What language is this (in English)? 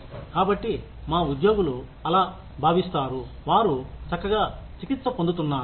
Telugu